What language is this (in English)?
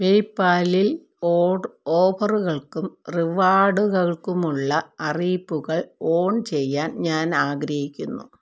Malayalam